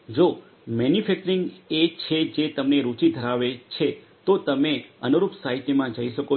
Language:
Gujarati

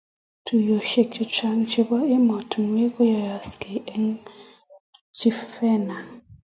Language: Kalenjin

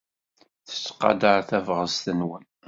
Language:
Kabyle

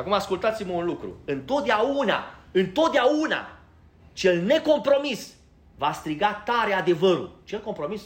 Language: Romanian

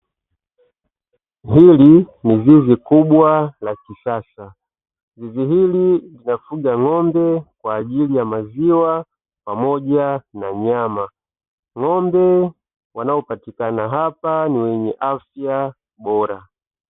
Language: Swahili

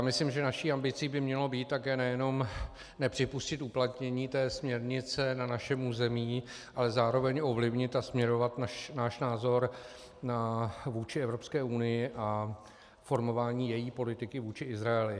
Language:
Czech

